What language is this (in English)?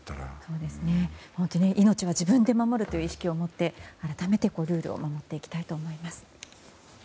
Japanese